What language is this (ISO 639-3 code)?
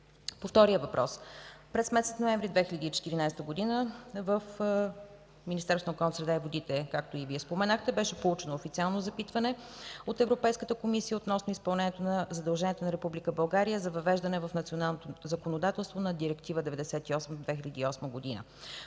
bul